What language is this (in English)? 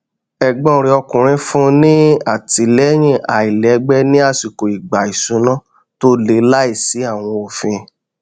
Yoruba